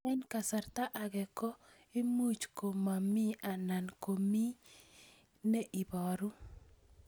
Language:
Kalenjin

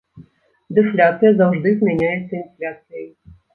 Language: Belarusian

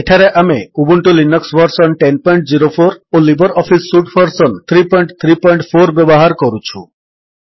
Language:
Odia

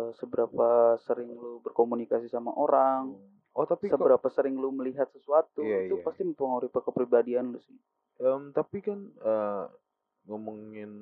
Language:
Indonesian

